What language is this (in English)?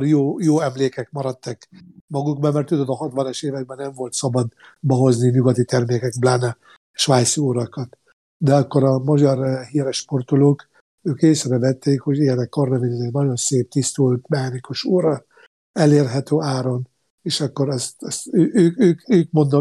Hungarian